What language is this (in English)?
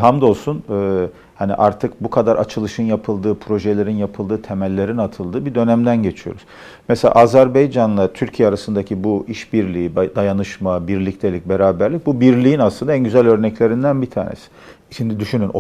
Turkish